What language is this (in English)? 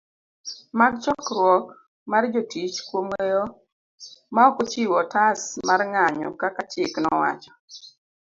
Luo (Kenya and Tanzania)